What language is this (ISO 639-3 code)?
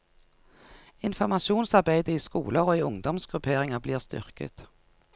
nor